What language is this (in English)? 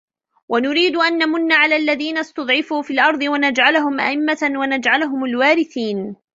Arabic